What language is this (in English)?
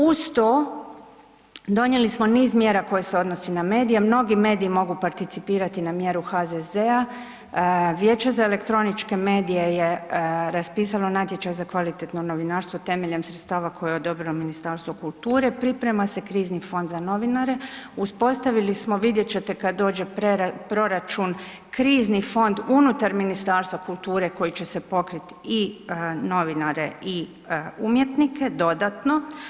Croatian